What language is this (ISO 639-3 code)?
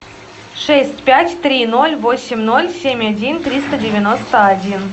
rus